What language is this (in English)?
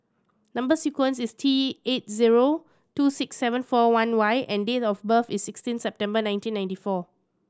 English